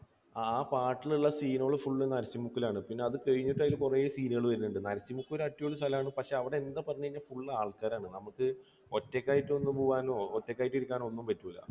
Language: Malayalam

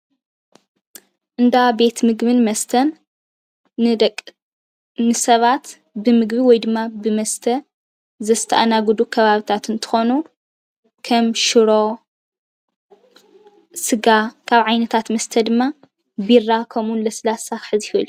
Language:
Tigrinya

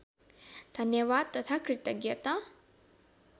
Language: Nepali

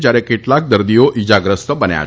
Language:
Gujarati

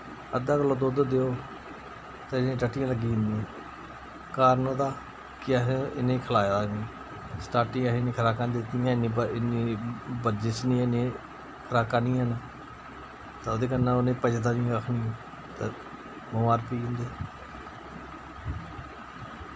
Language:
Dogri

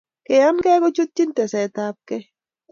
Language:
Kalenjin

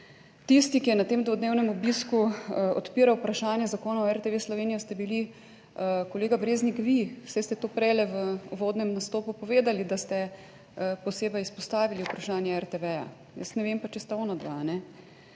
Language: Slovenian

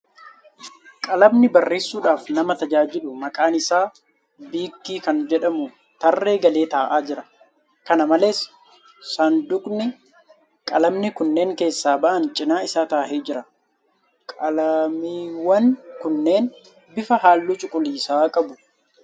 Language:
Oromo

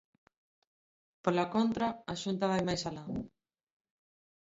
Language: Galician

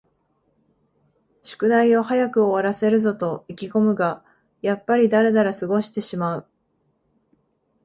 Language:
Japanese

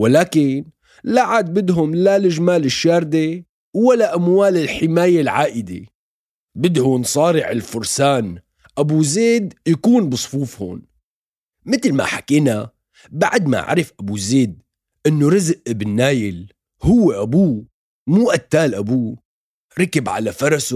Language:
Arabic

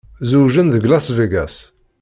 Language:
Kabyle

